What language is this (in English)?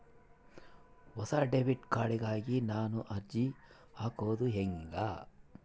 Kannada